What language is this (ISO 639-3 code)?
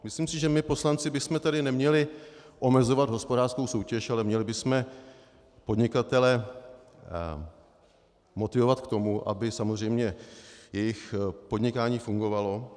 ces